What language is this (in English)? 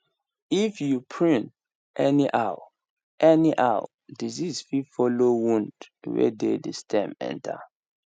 Nigerian Pidgin